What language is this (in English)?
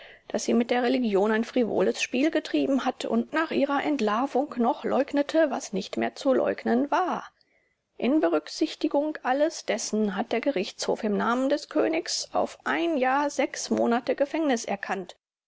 German